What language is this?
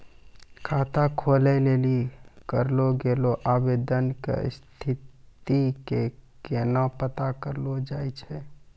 Maithili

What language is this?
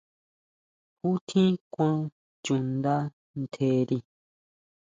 Huautla Mazatec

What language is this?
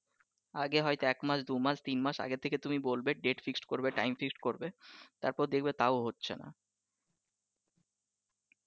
Bangla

